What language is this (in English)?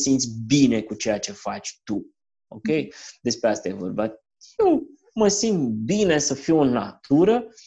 Romanian